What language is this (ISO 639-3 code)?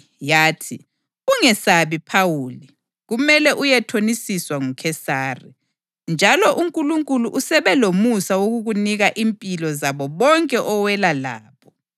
nde